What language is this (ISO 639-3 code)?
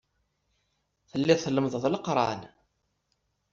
kab